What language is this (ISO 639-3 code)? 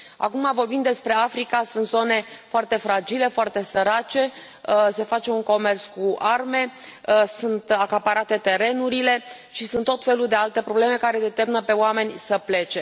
ron